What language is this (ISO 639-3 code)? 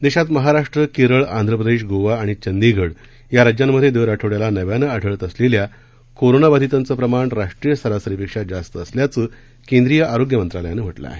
mar